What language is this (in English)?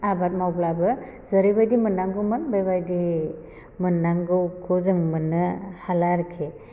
Bodo